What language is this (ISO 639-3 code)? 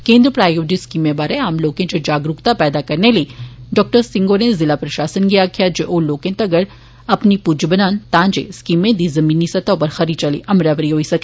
doi